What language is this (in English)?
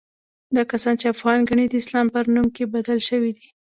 Pashto